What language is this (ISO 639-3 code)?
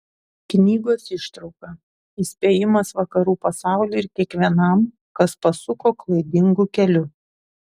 lit